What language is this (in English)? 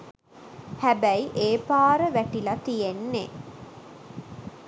Sinhala